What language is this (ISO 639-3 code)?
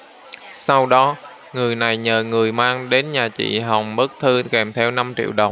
vie